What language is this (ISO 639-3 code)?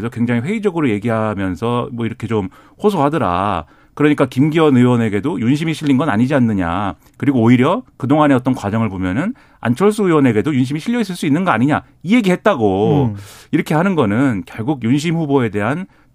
kor